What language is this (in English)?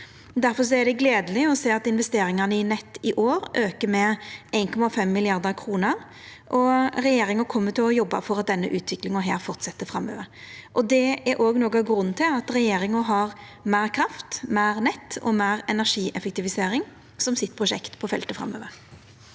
Norwegian